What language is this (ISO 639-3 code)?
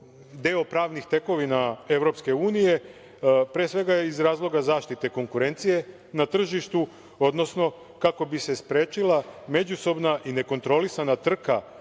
srp